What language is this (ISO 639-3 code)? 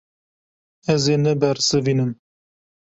kur